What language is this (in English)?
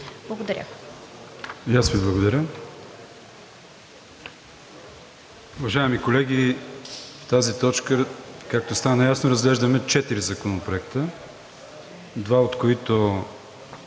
Bulgarian